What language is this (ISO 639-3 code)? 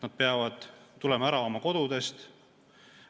est